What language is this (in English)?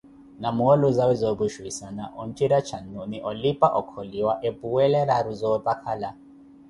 Koti